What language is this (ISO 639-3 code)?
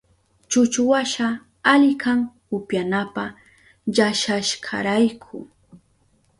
qup